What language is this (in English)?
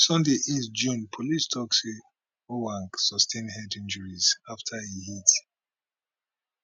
Nigerian Pidgin